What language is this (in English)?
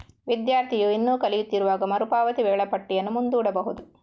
Kannada